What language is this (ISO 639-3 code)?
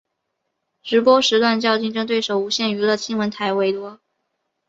zho